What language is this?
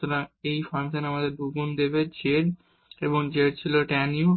Bangla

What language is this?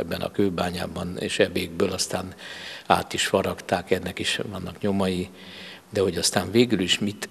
Hungarian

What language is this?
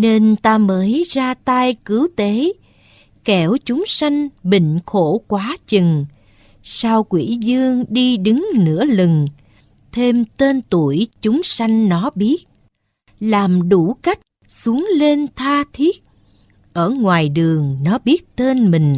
Vietnamese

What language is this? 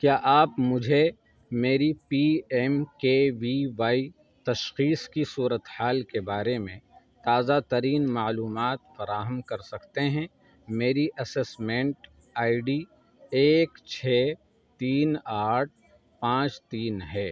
Urdu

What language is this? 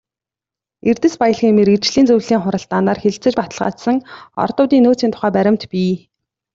Mongolian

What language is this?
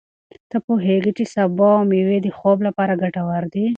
Pashto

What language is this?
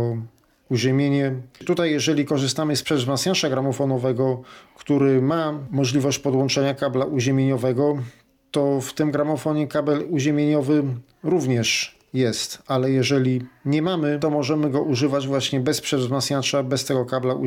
Polish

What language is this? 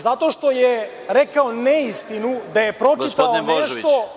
Serbian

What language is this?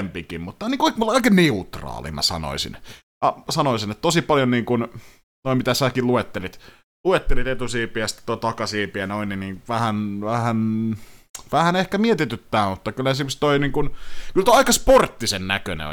Finnish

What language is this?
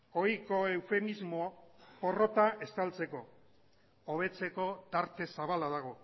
Basque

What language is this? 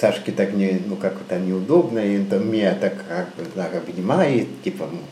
Russian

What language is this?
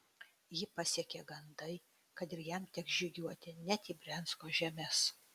Lithuanian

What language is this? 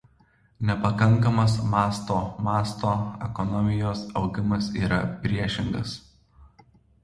Lithuanian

